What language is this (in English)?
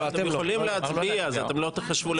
Hebrew